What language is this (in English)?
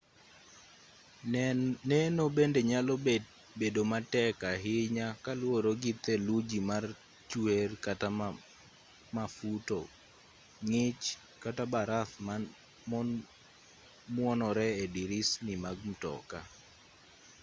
Luo (Kenya and Tanzania)